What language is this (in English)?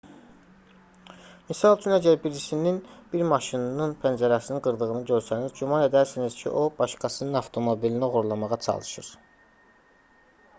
Azerbaijani